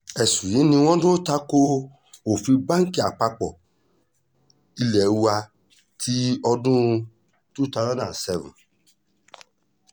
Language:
Yoruba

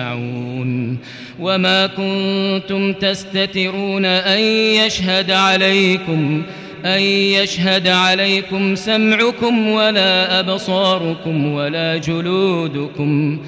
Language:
Arabic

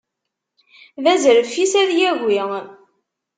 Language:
Kabyle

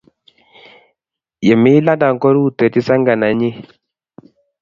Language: Kalenjin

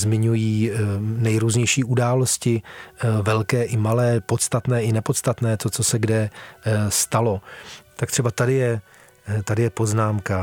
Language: Czech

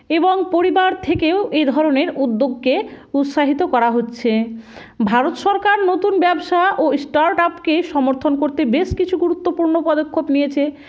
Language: Bangla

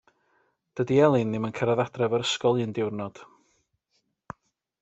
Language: Welsh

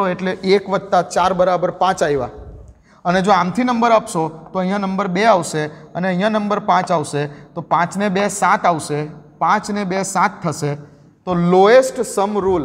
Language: Hindi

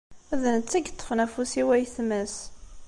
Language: Kabyle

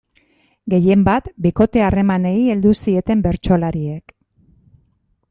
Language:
Basque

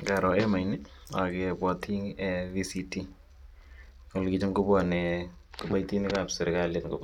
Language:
Kalenjin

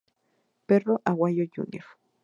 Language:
Spanish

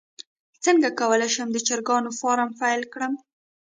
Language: Pashto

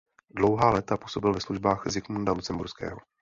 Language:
Czech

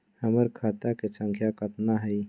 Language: Magahi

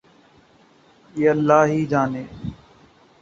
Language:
Urdu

